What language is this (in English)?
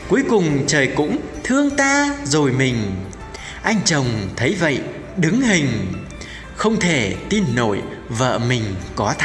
Vietnamese